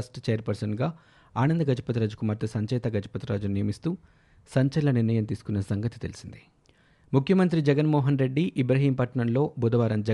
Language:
Telugu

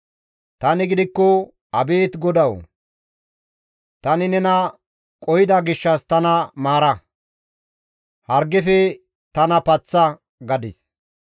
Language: Gamo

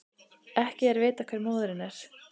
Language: Icelandic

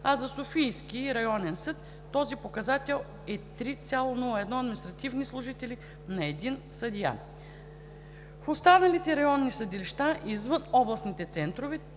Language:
Bulgarian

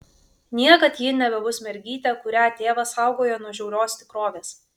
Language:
Lithuanian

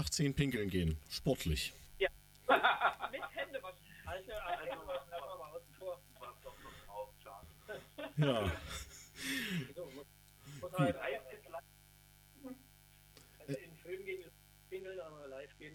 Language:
German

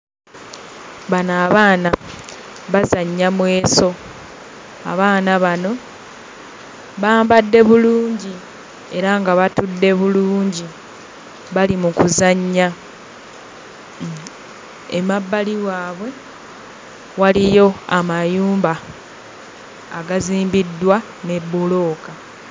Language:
Ganda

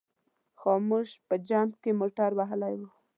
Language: Pashto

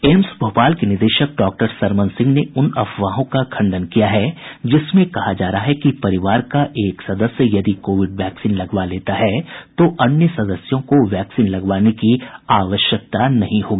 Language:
Hindi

